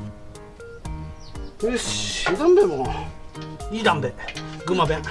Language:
Japanese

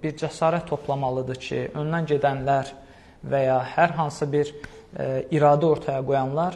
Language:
Turkish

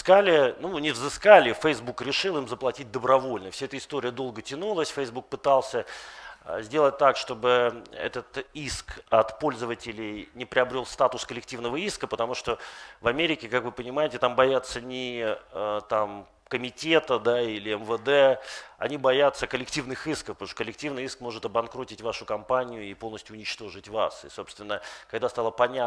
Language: Russian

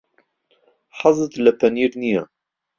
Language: Central Kurdish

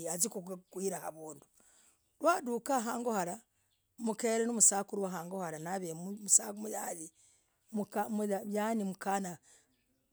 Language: Logooli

